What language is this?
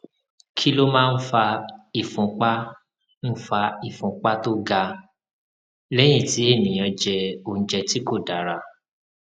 Yoruba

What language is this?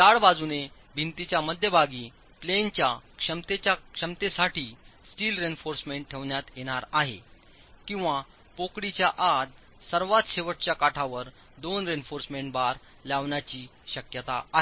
Marathi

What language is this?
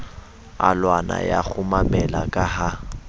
Southern Sotho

